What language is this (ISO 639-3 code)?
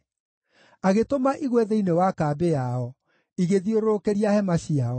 kik